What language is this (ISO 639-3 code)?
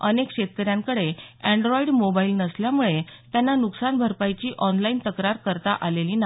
mar